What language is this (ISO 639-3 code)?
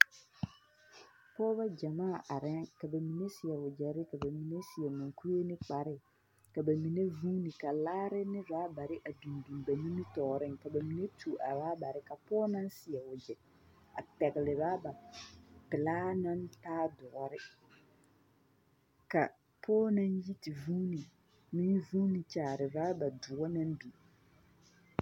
dga